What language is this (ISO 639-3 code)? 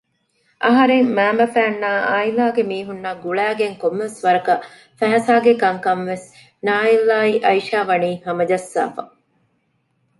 div